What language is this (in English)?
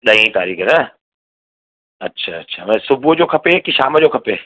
Sindhi